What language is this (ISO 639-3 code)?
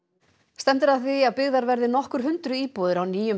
isl